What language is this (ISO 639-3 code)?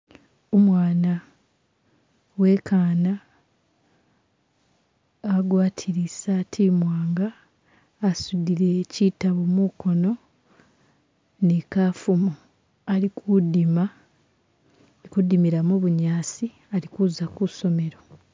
myx